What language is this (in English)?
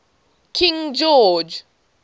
English